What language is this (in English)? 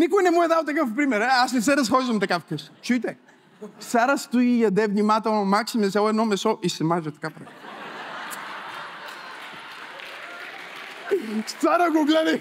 Bulgarian